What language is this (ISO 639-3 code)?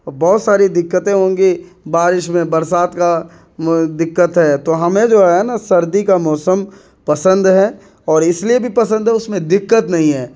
urd